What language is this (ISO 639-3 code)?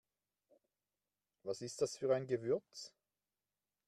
deu